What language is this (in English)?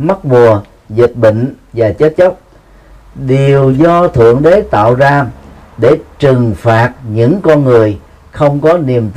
Vietnamese